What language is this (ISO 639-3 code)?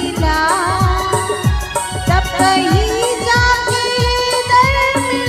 hin